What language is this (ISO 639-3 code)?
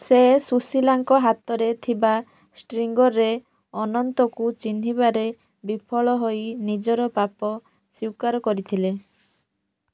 ori